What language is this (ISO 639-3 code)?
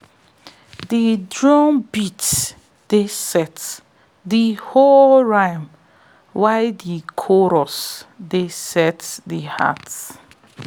pcm